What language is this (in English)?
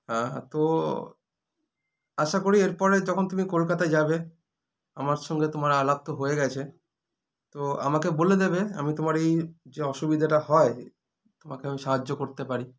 Bangla